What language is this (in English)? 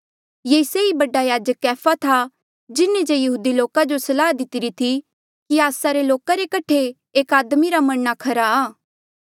Mandeali